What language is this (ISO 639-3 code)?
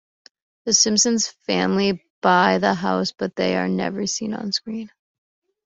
eng